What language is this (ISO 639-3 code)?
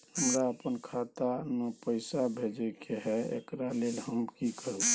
mai